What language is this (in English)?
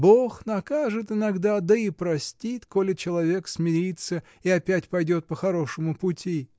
Russian